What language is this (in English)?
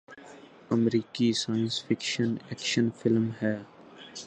Urdu